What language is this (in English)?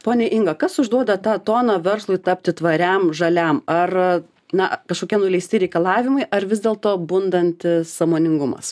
Lithuanian